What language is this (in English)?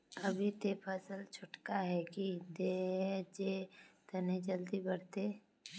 Magahi